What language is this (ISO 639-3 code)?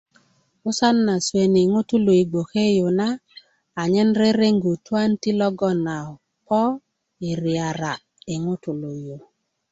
ukv